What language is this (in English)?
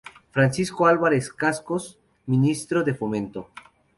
Spanish